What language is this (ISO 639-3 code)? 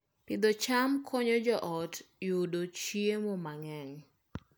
luo